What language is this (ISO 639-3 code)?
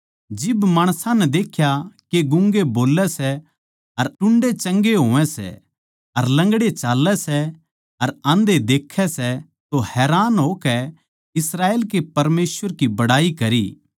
bgc